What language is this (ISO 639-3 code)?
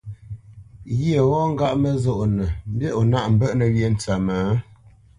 bce